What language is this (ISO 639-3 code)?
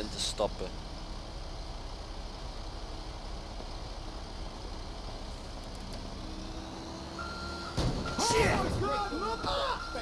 nld